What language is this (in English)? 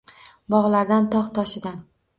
Uzbek